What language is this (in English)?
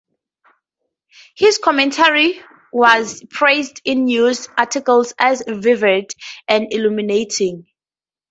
English